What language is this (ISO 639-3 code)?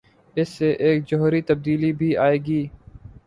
urd